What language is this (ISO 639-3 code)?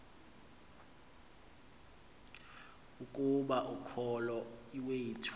xho